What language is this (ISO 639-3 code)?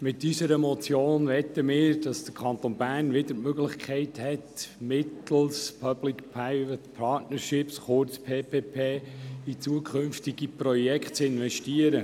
gsw